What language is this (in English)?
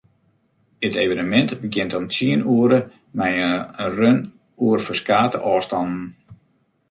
Western Frisian